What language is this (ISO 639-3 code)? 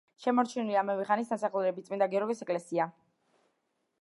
kat